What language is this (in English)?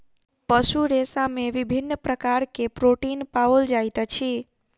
Maithili